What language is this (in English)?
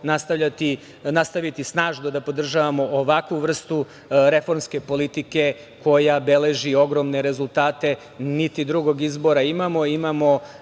Serbian